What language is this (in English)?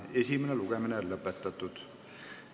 Estonian